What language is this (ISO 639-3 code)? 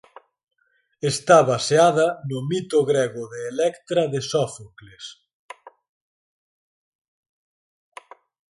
glg